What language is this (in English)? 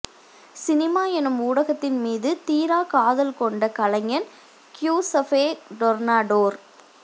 Tamil